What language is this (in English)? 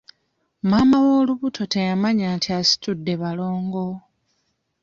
Ganda